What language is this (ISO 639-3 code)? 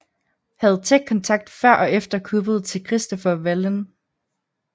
dan